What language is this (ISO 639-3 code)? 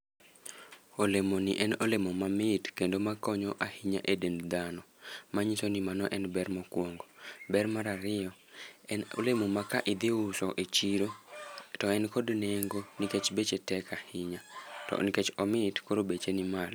luo